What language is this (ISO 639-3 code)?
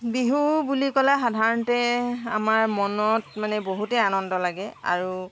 asm